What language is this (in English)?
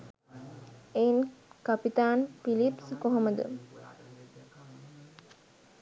Sinhala